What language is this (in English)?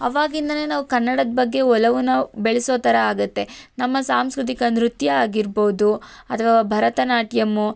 Kannada